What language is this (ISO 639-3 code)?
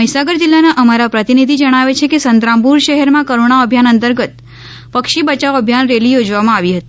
guj